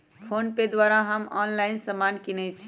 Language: Magahi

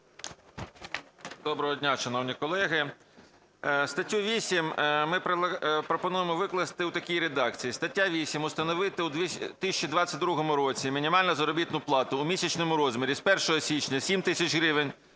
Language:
Ukrainian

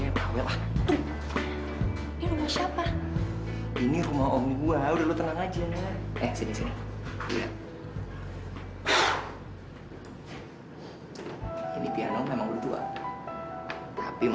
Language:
Indonesian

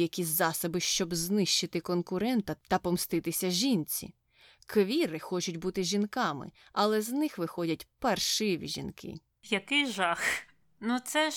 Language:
Ukrainian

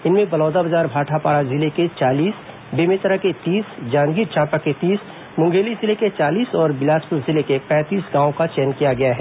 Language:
Hindi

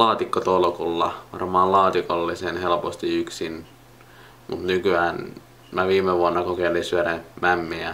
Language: Finnish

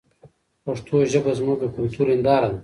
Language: Pashto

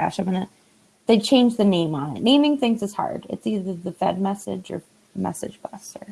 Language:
English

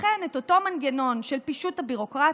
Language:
Hebrew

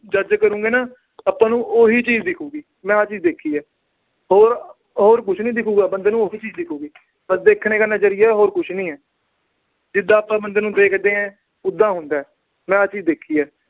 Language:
Punjabi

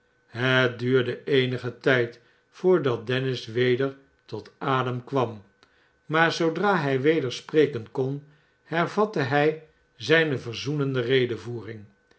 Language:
Dutch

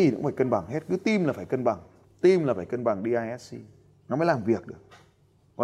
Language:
Vietnamese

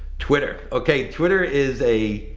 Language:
English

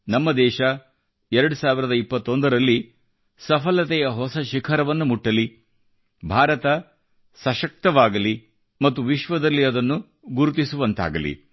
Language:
Kannada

